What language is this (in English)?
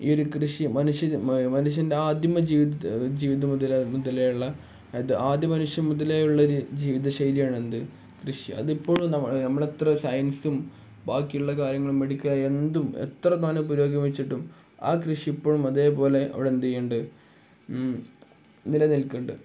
Malayalam